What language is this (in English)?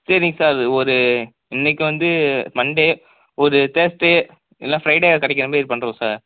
Tamil